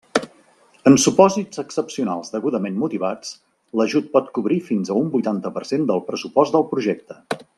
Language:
Catalan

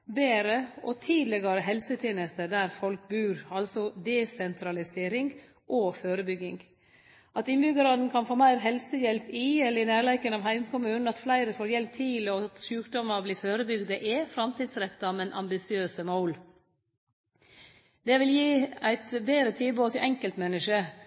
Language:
Norwegian Nynorsk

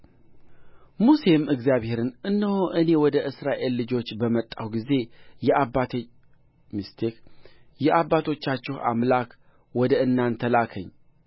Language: Amharic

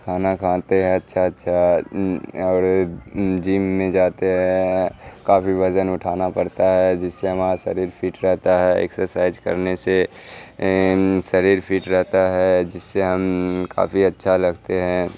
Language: Urdu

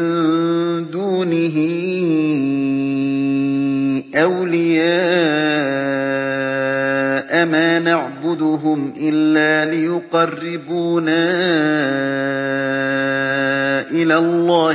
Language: Arabic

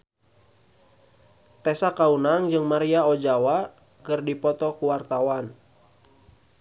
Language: Sundanese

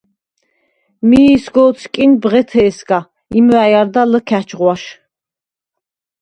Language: Svan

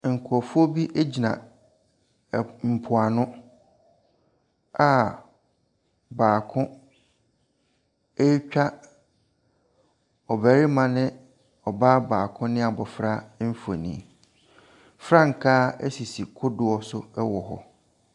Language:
Akan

